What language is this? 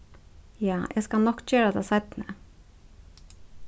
Faroese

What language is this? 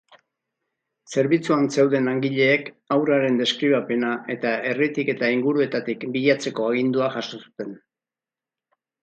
Basque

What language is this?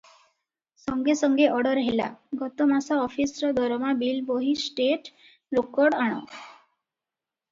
Odia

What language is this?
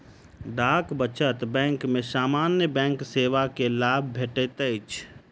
Maithili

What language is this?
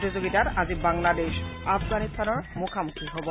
Assamese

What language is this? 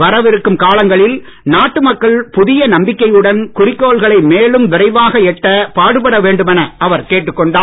Tamil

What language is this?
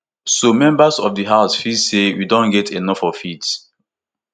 Nigerian Pidgin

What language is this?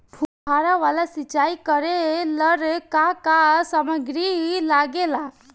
Bhojpuri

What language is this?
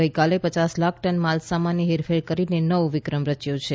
Gujarati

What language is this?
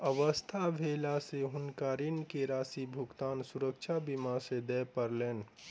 Maithili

